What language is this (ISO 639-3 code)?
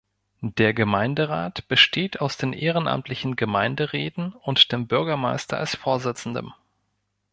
deu